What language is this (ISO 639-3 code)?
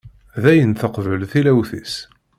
kab